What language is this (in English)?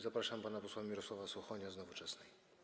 Polish